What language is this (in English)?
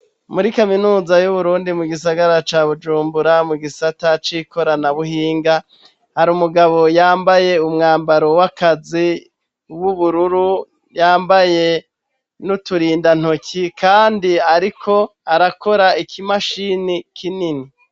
Rundi